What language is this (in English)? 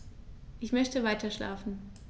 German